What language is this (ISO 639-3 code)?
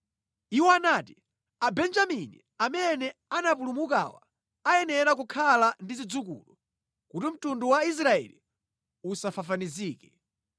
nya